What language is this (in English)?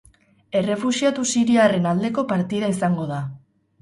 Basque